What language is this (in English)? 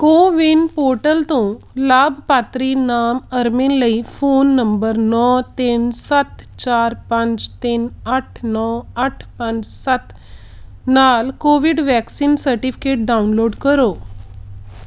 Punjabi